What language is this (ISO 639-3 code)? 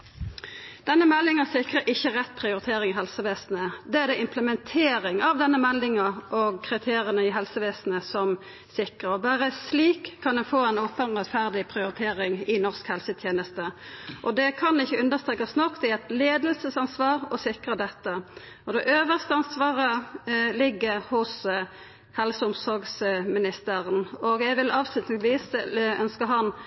nno